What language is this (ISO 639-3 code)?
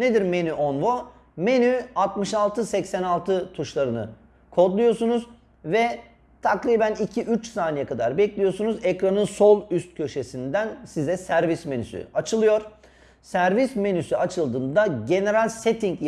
tur